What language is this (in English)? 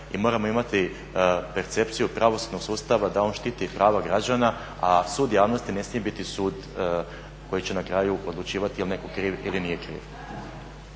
Croatian